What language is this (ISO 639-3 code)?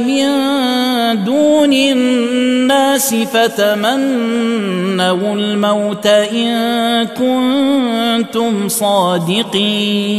ara